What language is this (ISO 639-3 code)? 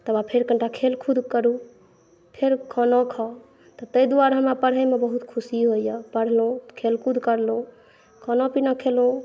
mai